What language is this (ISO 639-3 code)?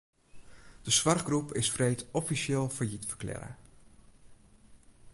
fry